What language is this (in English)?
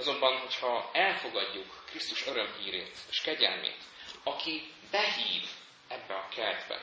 Hungarian